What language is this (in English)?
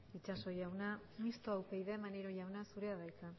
Basque